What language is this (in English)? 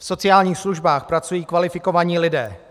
Czech